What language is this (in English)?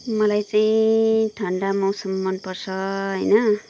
Nepali